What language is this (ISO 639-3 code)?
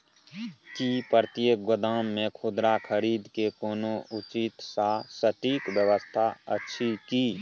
mai